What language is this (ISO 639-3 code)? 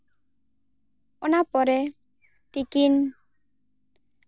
sat